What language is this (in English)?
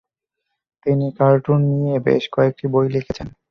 Bangla